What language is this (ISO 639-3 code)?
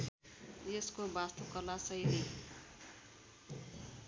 nep